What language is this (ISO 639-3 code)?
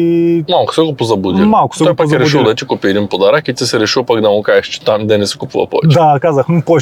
bul